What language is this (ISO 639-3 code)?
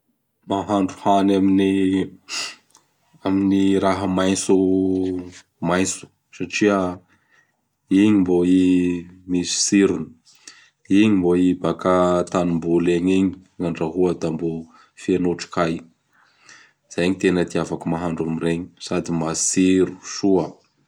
bhr